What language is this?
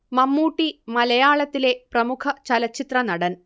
Malayalam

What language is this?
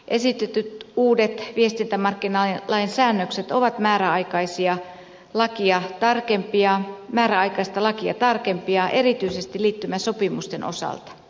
Finnish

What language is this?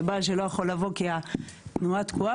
Hebrew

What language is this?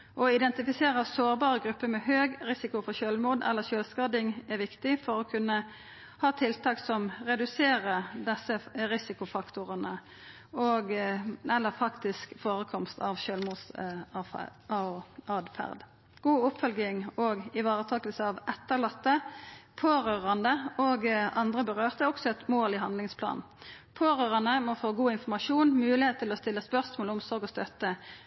Norwegian Nynorsk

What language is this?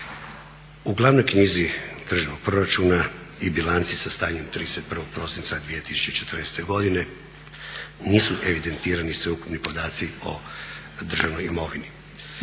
Croatian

